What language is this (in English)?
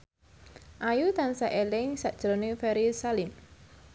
Javanese